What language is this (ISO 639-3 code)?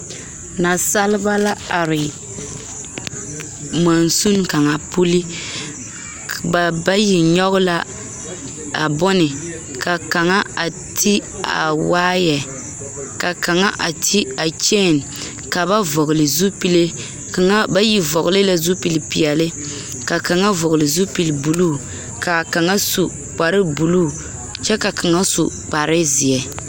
dga